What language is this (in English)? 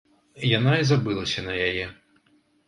Belarusian